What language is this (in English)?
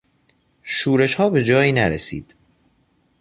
Persian